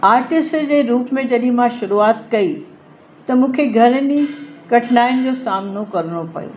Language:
Sindhi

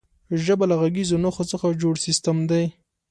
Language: Pashto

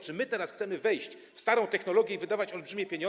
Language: Polish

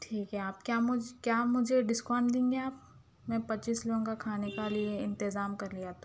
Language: Urdu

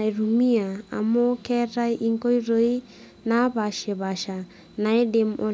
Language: Masai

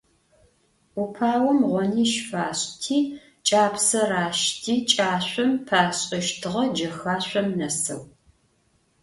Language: Adyghe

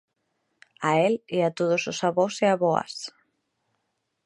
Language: Galician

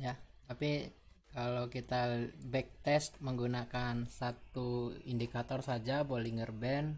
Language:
Indonesian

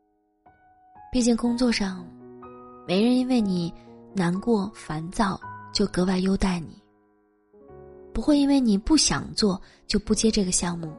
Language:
Chinese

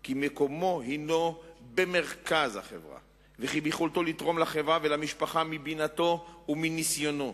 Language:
Hebrew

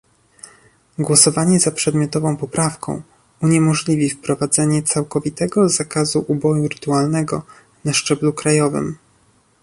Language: Polish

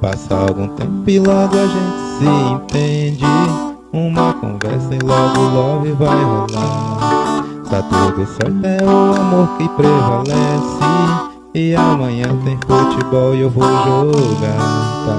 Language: Portuguese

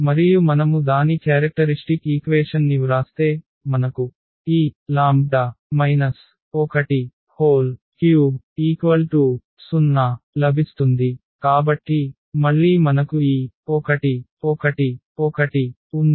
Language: Telugu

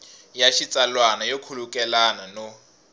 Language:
Tsonga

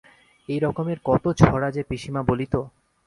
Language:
Bangla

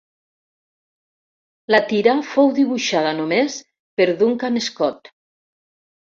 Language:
Catalan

